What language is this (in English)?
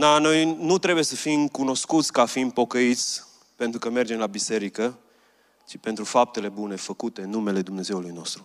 Romanian